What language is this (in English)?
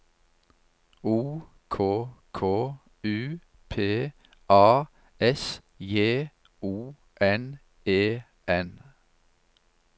Norwegian